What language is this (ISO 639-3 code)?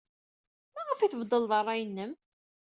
kab